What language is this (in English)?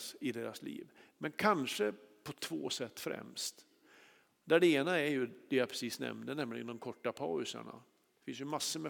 Swedish